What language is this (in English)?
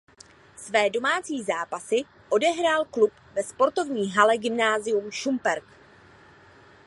Czech